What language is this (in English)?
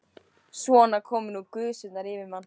Icelandic